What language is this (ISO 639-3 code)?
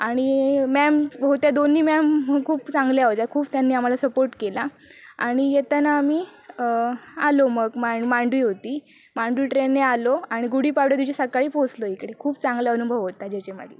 mar